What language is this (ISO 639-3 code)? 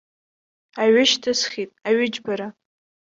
abk